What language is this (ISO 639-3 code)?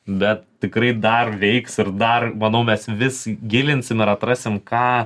lit